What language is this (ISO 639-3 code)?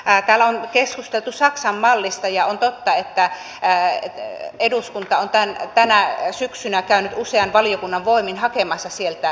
fin